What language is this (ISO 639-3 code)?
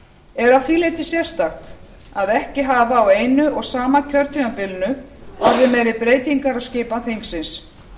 isl